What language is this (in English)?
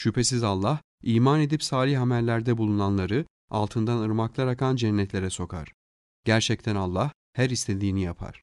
Turkish